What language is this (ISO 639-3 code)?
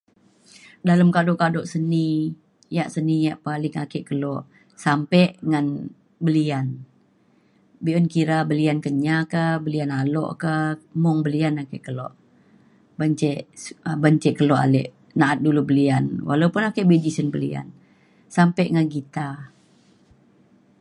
xkl